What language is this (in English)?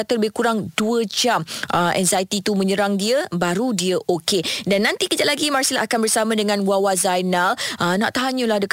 Malay